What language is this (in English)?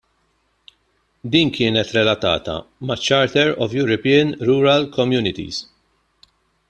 Maltese